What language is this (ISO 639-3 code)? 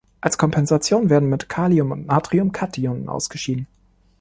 deu